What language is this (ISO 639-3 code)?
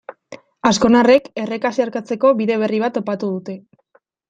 eus